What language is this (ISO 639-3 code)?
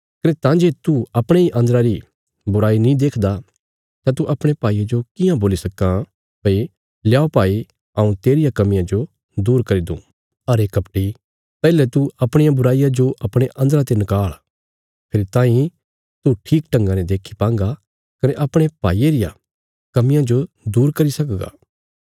kfs